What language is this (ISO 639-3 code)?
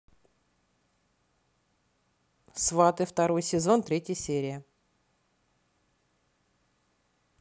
rus